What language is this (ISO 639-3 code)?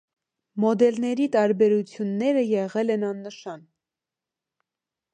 hye